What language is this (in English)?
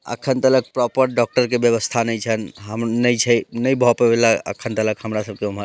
Maithili